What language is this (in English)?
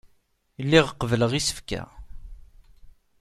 Kabyle